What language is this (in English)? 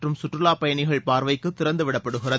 Tamil